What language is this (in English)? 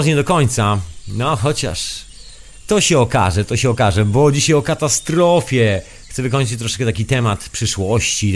Polish